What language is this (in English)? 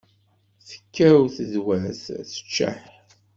Kabyle